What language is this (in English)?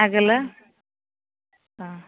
Bodo